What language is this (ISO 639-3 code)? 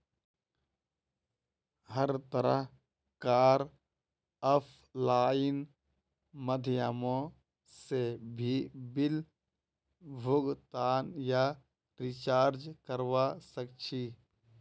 mag